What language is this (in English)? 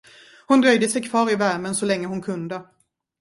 Swedish